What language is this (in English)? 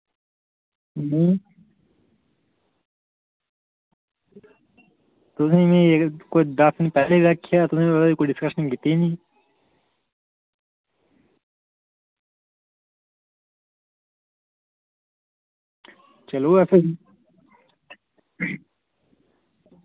Dogri